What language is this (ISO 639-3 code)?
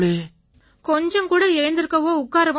tam